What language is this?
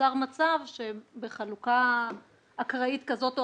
Hebrew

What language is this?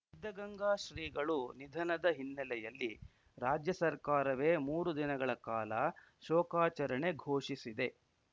Kannada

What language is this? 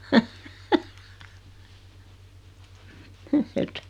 Finnish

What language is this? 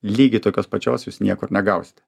Lithuanian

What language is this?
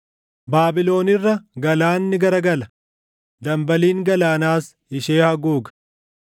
Oromo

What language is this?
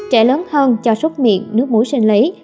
Vietnamese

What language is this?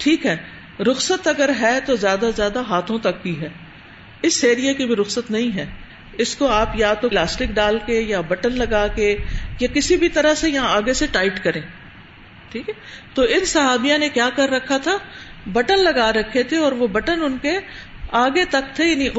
Urdu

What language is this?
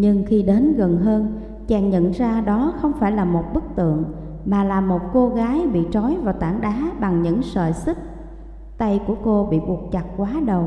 Vietnamese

